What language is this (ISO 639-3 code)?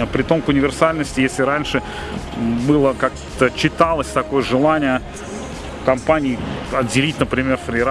rus